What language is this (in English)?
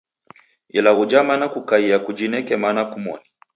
Taita